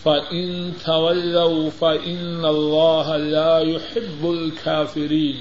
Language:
Urdu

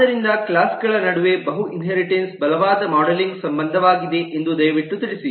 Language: Kannada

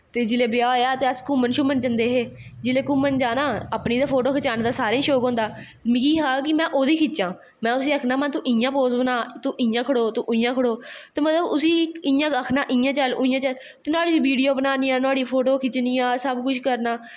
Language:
Dogri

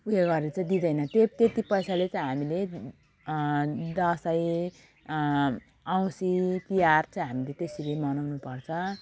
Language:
Nepali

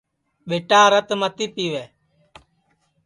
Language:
Sansi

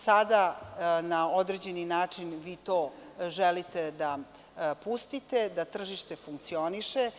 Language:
Serbian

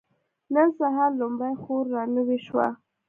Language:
Pashto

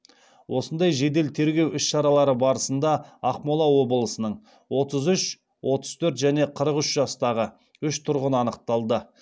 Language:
Kazakh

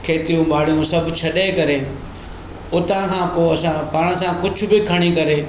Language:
Sindhi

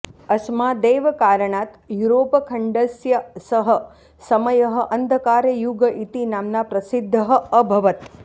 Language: Sanskrit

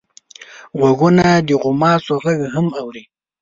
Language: Pashto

